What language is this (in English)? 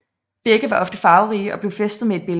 Danish